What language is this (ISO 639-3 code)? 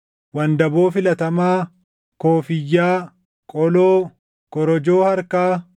orm